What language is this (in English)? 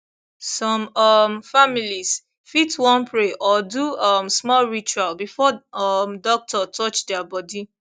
Nigerian Pidgin